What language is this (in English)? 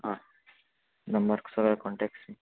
Konkani